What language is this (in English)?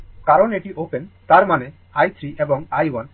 Bangla